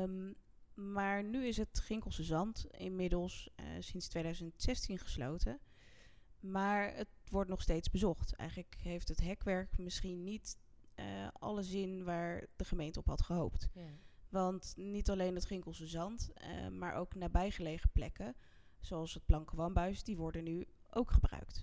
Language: Dutch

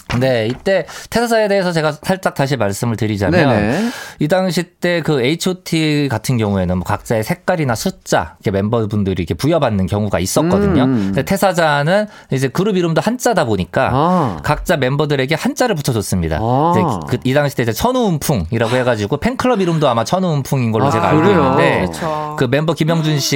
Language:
Korean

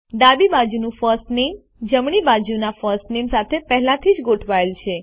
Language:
Gujarati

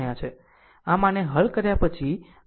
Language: Gujarati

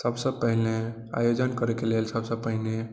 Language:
Maithili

